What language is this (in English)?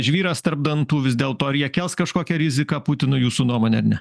Lithuanian